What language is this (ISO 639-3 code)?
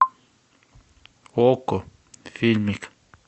rus